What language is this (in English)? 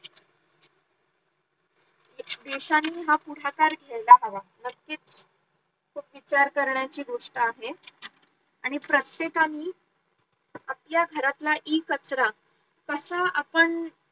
Marathi